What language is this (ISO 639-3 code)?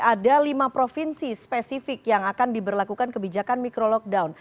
ind